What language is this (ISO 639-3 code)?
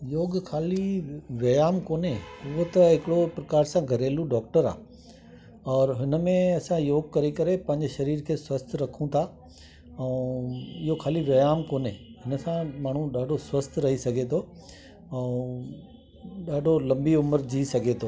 snd